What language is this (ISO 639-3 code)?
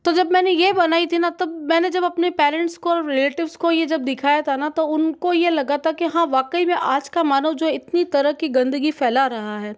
hin